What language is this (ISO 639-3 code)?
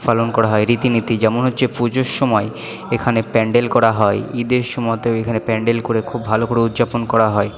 ben